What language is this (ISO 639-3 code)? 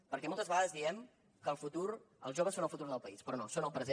cat